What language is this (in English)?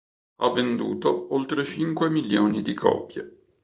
Italian